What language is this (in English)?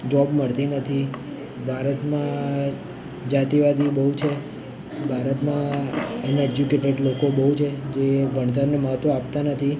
Gujarati